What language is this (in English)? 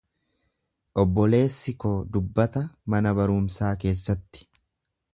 Oromo